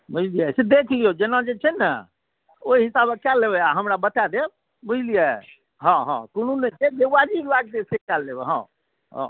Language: Maithili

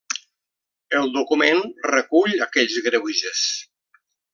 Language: Catalan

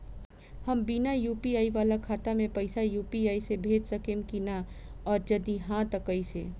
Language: Bhojpuri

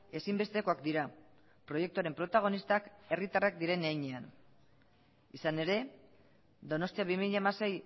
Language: Basque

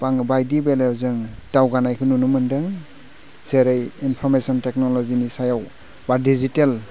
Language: Bodo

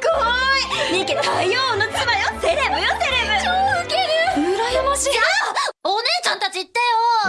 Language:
Japanese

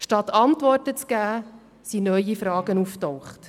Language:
Swiss German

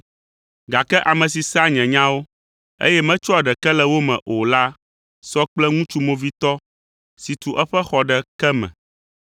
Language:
Ewe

